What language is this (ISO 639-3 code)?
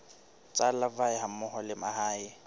sot